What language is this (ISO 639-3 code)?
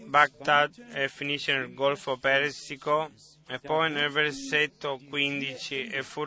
ita